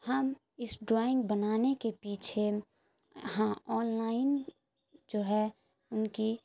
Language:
Urdu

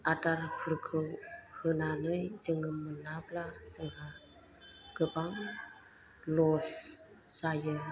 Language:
Bodo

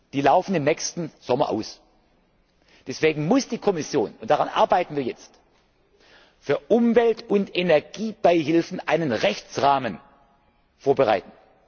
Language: German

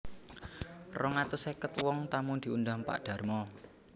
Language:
Javanese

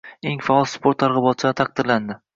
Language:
Uzbek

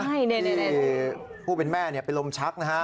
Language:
Thai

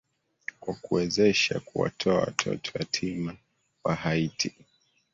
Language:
Swahili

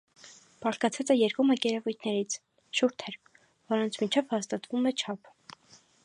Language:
Armenian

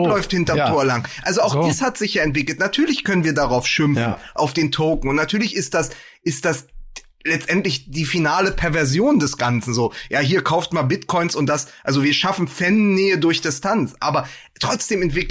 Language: German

